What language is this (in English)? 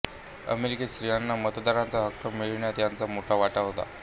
Marathi